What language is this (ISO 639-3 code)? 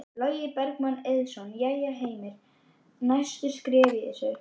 isl